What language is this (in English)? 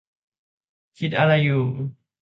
Thai